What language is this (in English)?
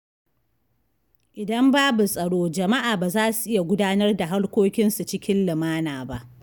Hausa